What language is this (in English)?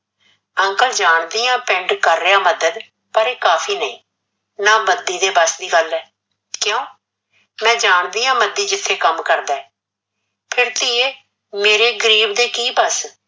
Punjabi